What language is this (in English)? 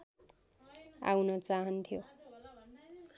Nepali